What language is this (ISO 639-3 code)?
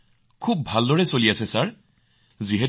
asm